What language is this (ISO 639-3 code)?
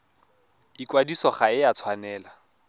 tsn